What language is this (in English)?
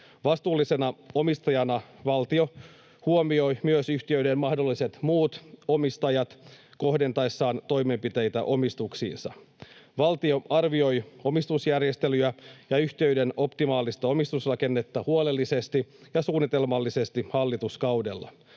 Finnish